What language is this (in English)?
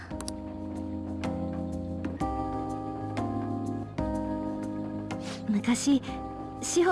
Japanese